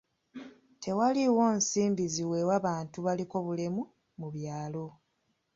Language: Ganda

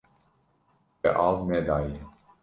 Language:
Kurdish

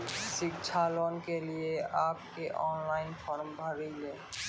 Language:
Maithili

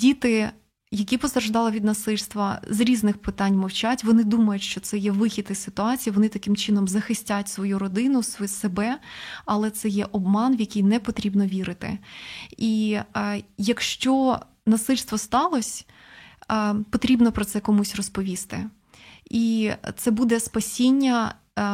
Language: Ukrainian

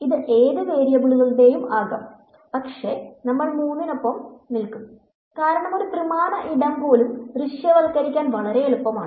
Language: Malayalam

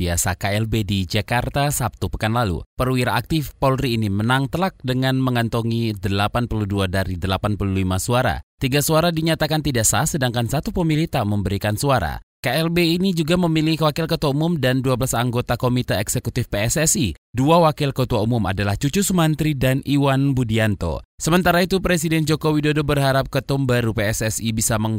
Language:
Indonesian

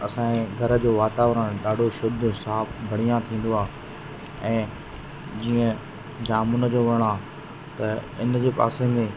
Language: Sindhi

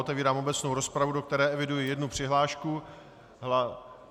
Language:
Czech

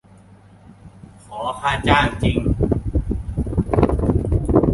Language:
Thai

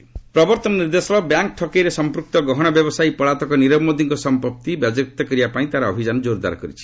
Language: Odia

